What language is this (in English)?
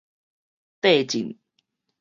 Min Nan Chinese